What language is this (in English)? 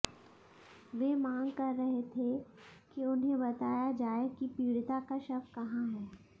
Hindi